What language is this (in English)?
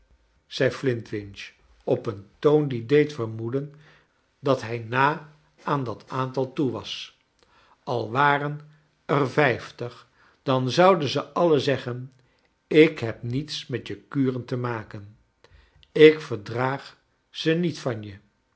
Dutch